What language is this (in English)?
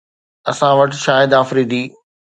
Sindhi